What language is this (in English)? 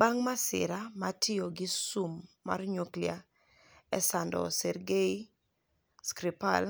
Luo (Kenya and Tanzania)